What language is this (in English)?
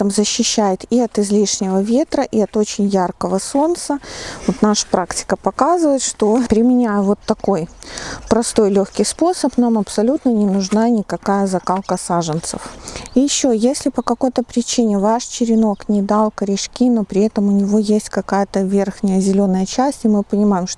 Russian